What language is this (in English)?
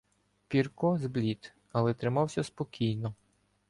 Ukrainian